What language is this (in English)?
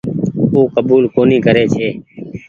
Goaria